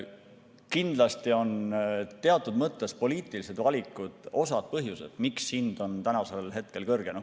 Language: Estonian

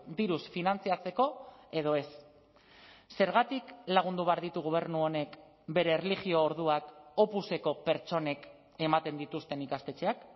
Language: Basque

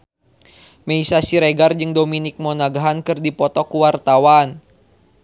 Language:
Sundanese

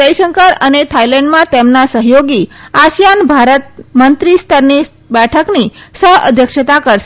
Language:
Gujarati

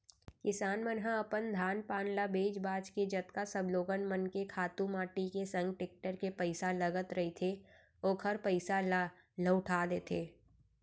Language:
Chhattisgarhi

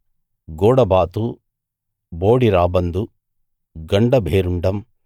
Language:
Telugu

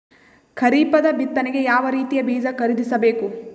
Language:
Kannada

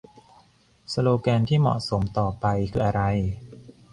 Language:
Thai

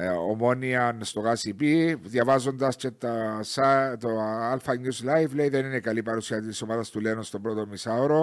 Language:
Greek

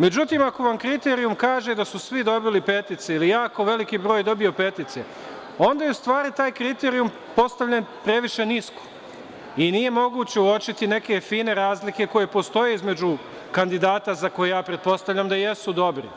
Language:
Serbian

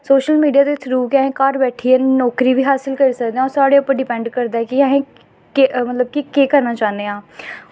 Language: Dogri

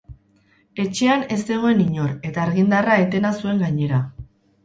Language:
Basque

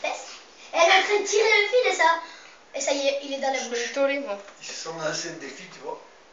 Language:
French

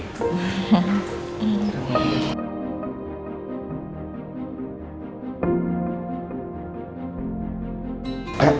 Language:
Indonesian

